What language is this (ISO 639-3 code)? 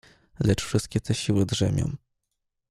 pol